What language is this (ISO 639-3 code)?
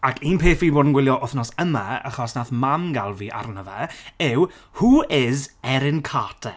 cym